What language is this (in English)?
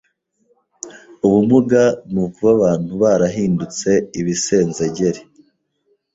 Kinyarwanda